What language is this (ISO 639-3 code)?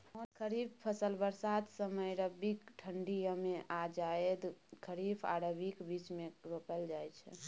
mai